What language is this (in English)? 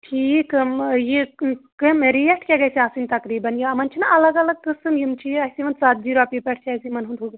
Kashmiri